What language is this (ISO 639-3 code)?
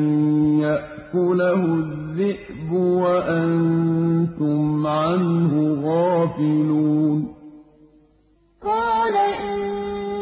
ara